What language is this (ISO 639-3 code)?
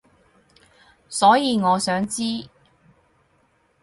yue